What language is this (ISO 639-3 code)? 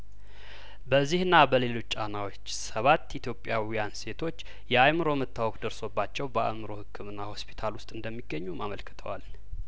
amh